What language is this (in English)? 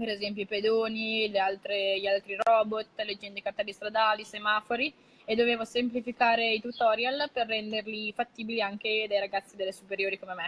Italian